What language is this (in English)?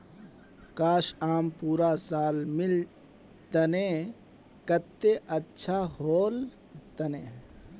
Magahi